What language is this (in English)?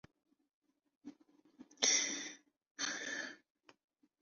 Urdu